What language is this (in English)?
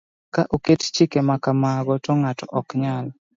Luo (Kenya and Tanzania)